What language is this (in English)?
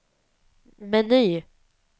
Swedish